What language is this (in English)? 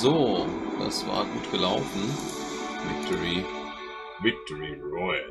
German